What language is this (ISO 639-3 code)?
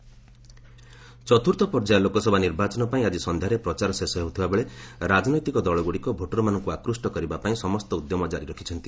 ori